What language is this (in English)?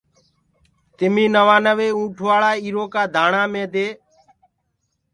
Gurgula